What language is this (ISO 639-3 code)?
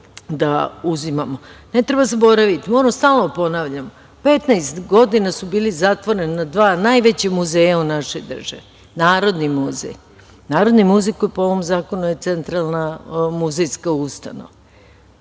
srp